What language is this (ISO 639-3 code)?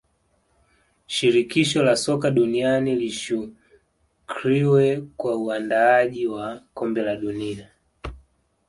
swa